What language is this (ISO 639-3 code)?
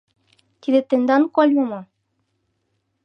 chm